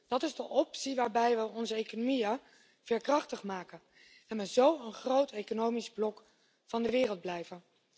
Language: Dutch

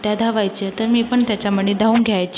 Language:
Marathi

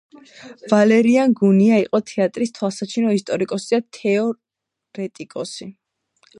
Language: Georgian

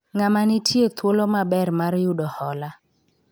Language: Luo (Kenya and Tanzania)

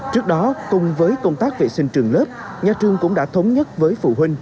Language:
Vietnamese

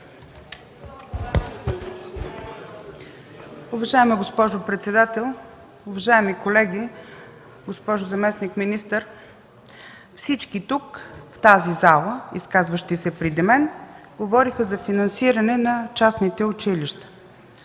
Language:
Bulgarian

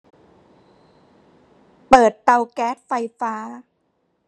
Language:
Thai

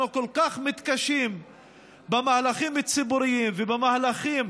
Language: Hebrew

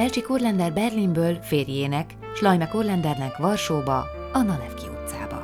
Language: Hungarian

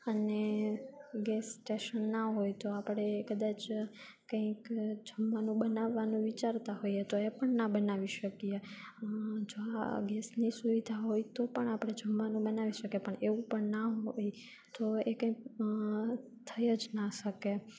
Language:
Gujarati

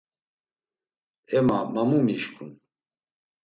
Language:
Laz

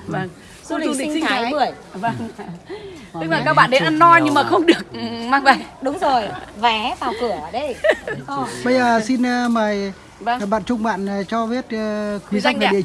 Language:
Vietnamese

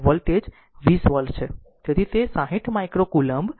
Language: Gujarati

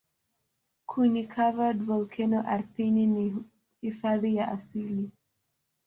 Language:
Swahili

